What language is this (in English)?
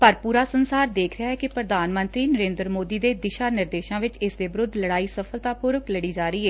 Punjabi